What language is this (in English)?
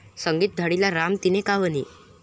Marathi